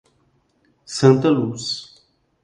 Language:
Portuguese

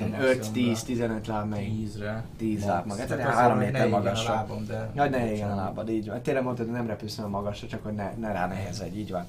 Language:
Hungarian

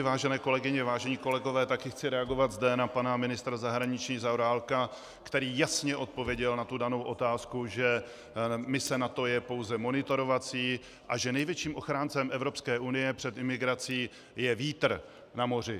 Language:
Czech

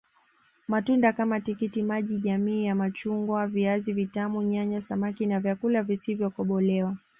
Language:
Swahili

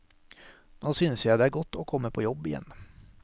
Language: Norwegian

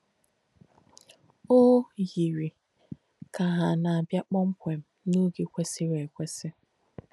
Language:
Igbo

